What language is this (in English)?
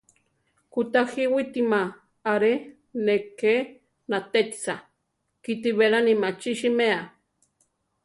Central Tarahumara